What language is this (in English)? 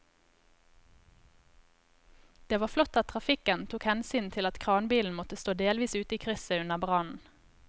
Norwegian